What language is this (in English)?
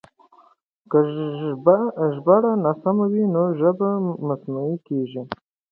Pashto